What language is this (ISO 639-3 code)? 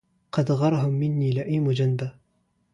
ara